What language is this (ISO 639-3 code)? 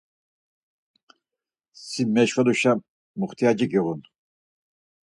lzz